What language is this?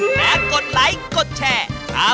Thai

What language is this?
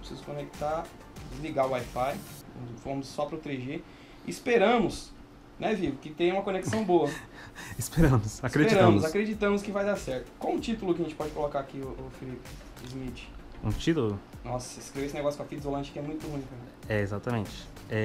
Portuguese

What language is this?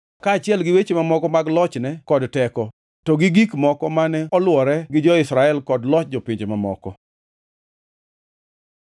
Luo (Kenya and Tanzania)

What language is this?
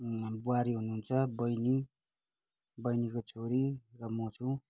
Nepali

